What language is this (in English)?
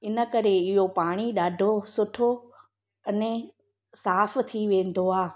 Sindhi